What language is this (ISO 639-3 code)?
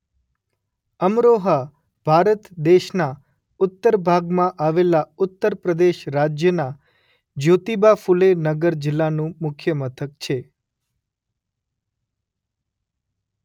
guj